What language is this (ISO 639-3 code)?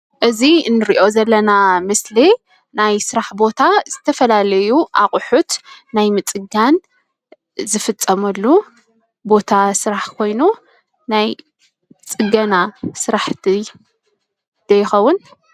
tir